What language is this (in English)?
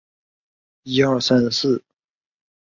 Chinese